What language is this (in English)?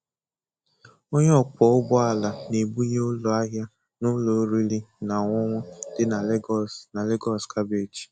Igbo